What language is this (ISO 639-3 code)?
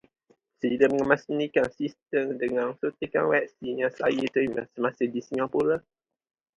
msa